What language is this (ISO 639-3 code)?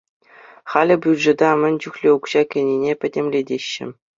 chv